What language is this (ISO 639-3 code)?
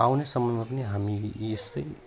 nep